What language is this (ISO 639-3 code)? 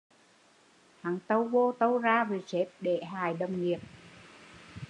vie